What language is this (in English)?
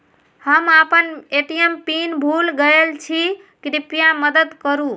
Maithili